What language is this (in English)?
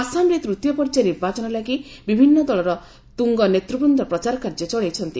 Odia